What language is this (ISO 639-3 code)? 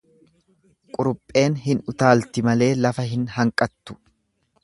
orm